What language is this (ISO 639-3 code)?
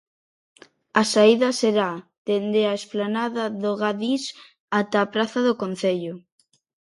glg